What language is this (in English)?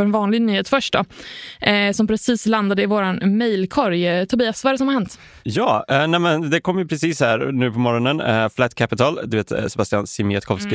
Swedish